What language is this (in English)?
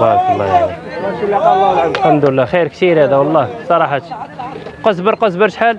Arabic